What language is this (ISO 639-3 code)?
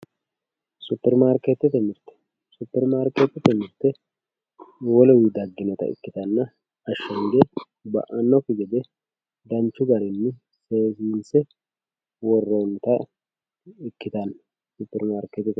sid